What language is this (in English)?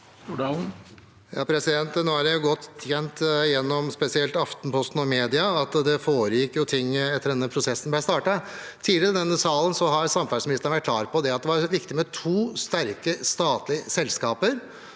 Norwegian